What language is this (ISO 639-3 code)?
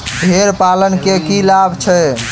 mai